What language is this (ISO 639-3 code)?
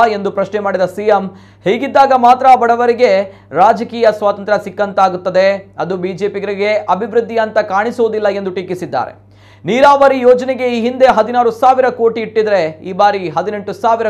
kan